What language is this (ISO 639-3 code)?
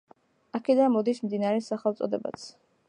kat